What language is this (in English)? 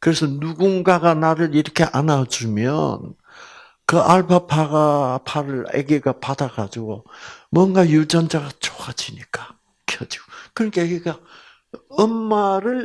Korean